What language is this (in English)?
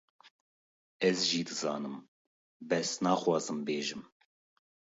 Kurdish